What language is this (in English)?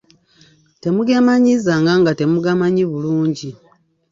Ganda